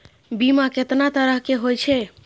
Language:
Maithili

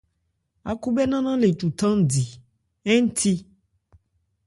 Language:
Ebrié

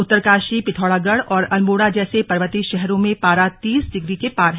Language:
Hindi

